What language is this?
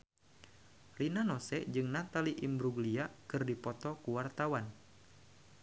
Sundanese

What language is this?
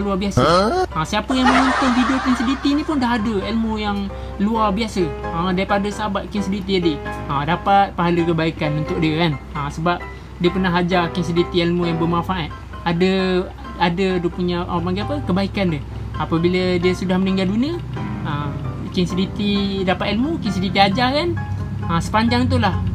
Malay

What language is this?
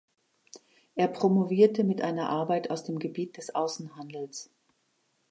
German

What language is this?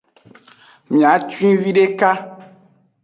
Aja (Benin)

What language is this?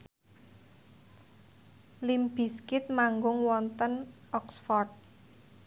Javanese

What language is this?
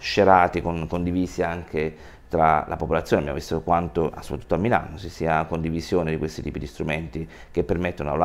Italian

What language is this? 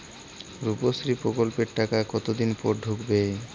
Bangla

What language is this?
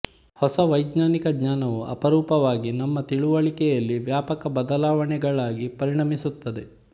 Kannada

